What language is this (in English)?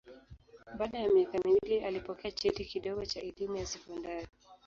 Swahili